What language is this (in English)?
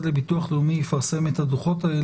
Hebrew